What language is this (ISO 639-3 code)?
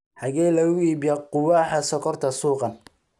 som